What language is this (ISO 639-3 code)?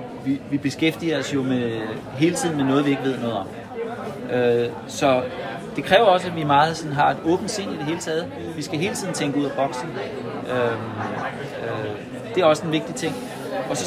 dan